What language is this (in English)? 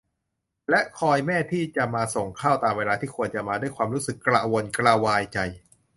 Thai